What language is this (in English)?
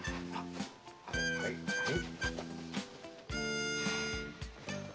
Japanese